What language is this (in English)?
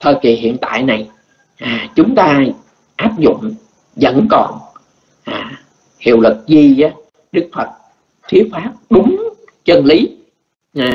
Vietnamese